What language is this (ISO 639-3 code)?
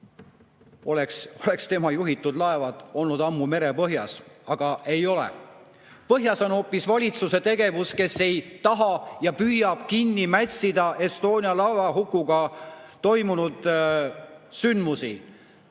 est